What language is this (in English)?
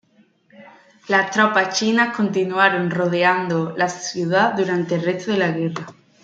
Spanish